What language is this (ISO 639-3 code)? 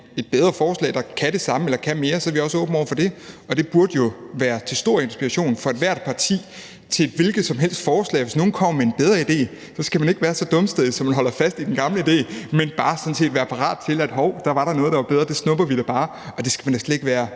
dan